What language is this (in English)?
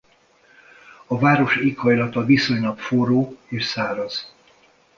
Hungarian